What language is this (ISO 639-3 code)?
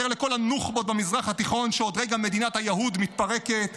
heb